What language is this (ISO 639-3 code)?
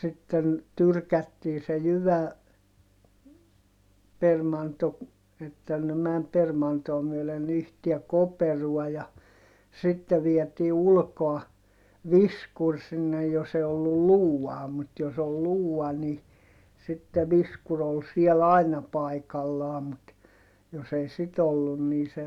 fin